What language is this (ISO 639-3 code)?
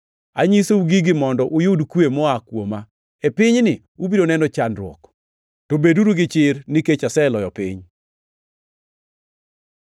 luo